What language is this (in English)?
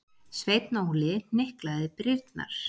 Icelandic